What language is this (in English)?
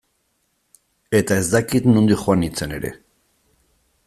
Basque